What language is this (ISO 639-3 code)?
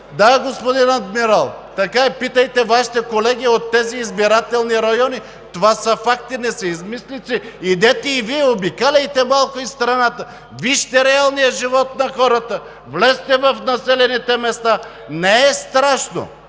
bul